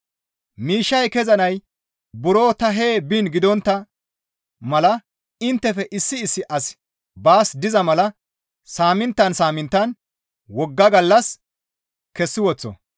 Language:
Gamo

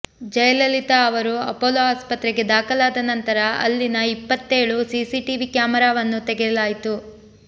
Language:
Kannada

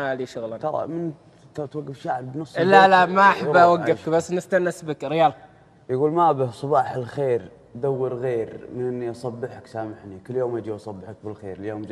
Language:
Arabic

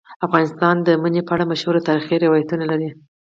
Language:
Pashto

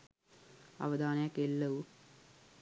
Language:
Sinhala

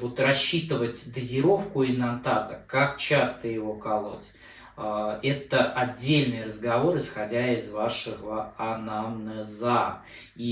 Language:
Russian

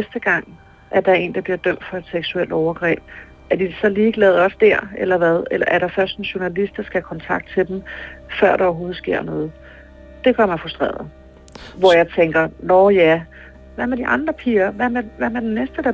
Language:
Danish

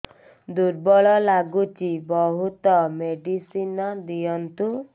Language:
Odia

